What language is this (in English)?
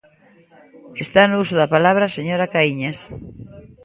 Galician